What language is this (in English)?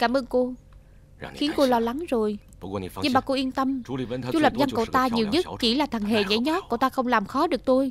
Vietnamese